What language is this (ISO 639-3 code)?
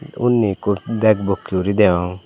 ccp